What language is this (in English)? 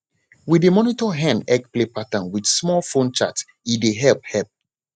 Nigerian Pidgin